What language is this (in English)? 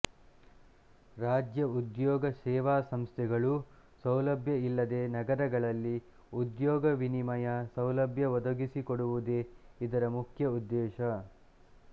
Kannada